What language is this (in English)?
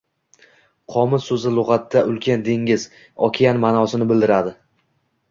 Uzbek